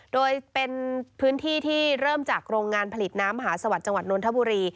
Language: Thai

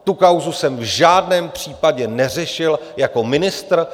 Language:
Czech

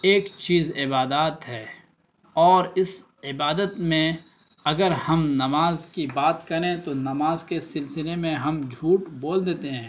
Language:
Urdu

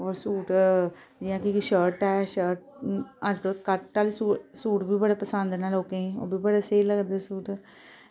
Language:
Dogri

